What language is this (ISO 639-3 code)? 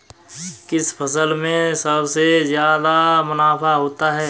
hin